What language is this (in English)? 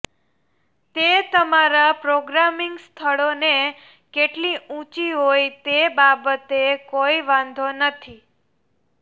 Gujarati